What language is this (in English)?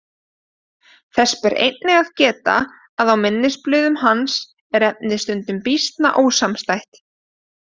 Icelandic